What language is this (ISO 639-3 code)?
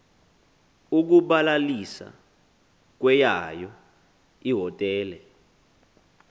xho